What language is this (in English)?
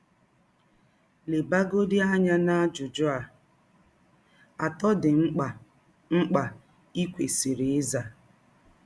Igbo